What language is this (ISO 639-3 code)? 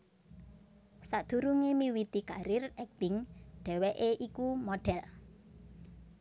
jav